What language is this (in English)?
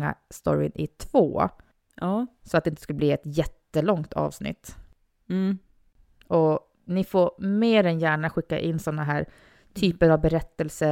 Swedish